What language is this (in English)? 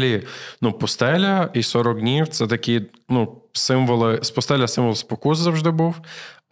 Ukrainian